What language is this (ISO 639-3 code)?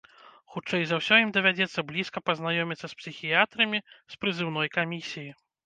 bel